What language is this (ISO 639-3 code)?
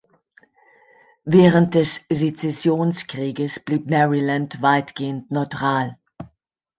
deu